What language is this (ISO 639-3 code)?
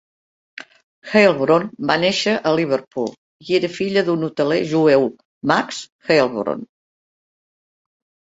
cat